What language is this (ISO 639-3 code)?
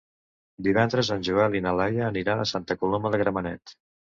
cat